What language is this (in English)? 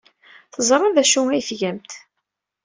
Kabyle